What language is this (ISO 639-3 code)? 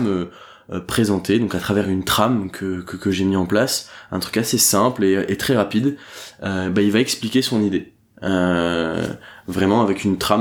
fra